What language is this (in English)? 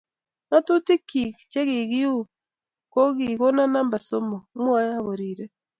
Kalenjin